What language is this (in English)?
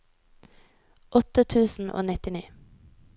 Norwegian